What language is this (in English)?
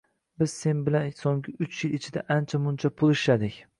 Uzbek